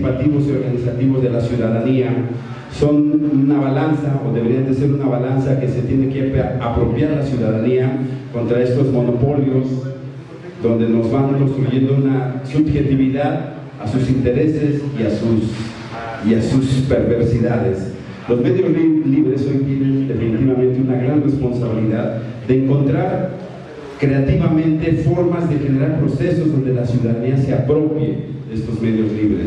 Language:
Spanish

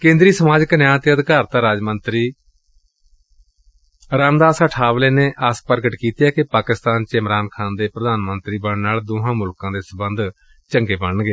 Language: Punjabi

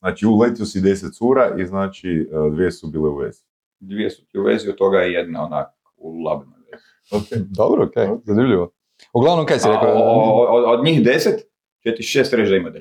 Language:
Croatian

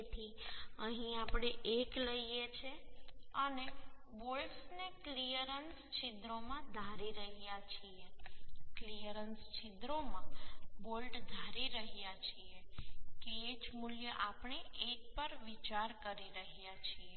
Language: Gujarati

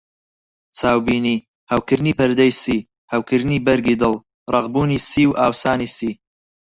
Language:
Central Kurdish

